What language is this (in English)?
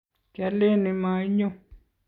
Kalenjin